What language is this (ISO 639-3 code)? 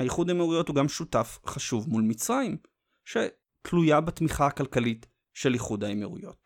heb